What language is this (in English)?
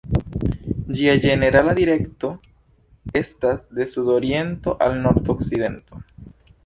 Esperanto